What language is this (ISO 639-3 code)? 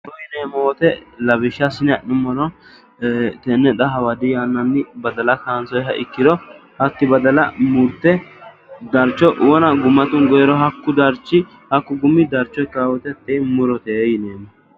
sid